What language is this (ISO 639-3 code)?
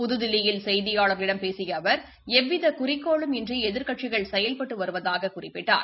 tam